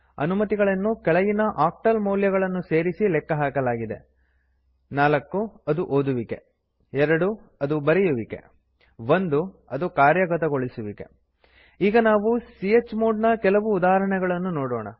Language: Kannada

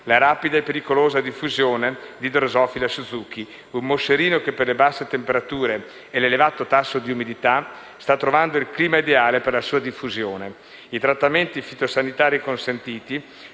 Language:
Italian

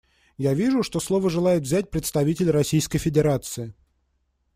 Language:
Russian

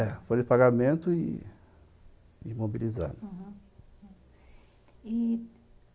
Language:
Portuguese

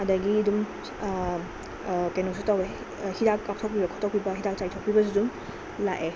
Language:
Manipuri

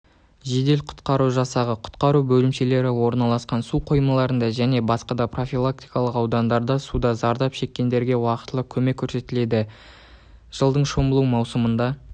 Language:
Kazakh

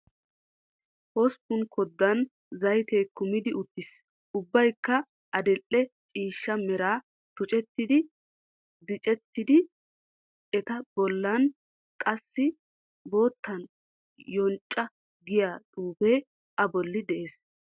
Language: Wolaytta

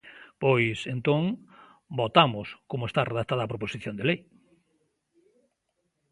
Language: Galician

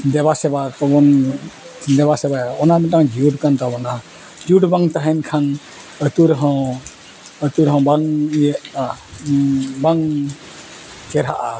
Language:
Santali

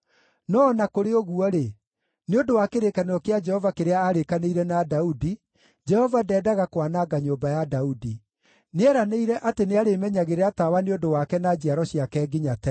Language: Kikuyu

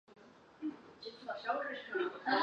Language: Chinese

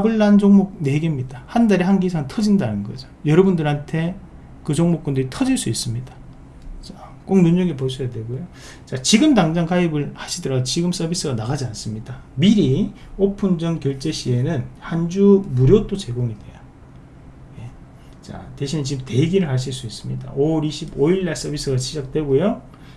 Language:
Korean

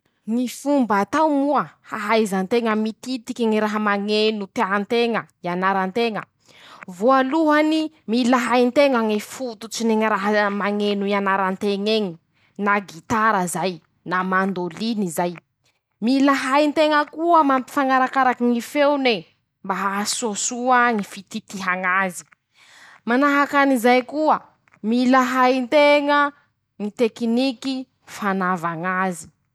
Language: Masikoro Malagasy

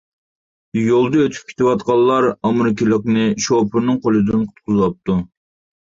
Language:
Uyghur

